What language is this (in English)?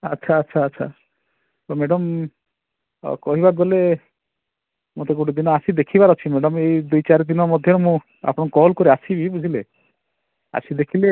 Odia